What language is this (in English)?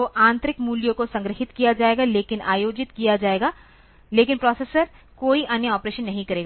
Hindi